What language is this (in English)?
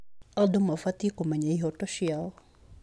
Kikuyu